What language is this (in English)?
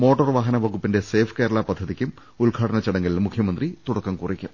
Malayalam